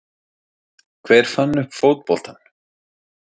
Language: Icelandic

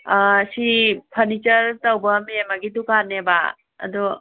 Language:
Manipuri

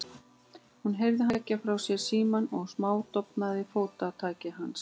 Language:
Icelandic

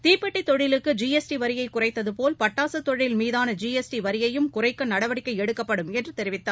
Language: Tamil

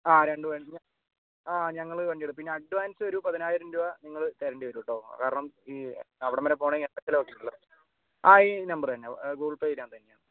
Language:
Malayalam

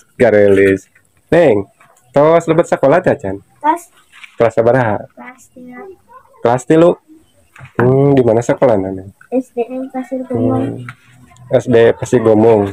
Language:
Indonesian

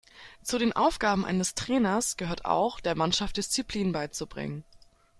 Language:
German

